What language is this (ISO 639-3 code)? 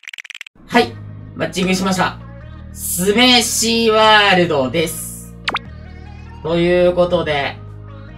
jpn